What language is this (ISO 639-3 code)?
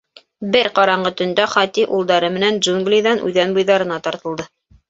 bak